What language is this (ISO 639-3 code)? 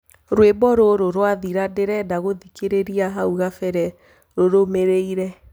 kik